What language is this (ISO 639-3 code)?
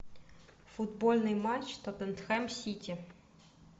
rus